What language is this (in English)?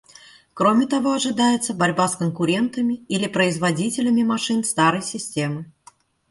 Russian